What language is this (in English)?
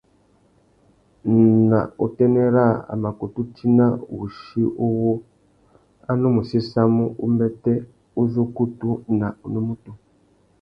Tuki